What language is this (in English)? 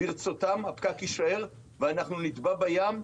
Hebrew